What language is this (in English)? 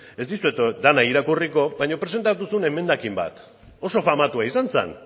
Basque